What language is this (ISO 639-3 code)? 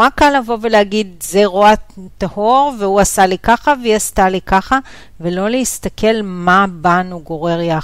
heb